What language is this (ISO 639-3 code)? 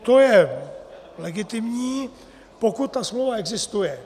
ces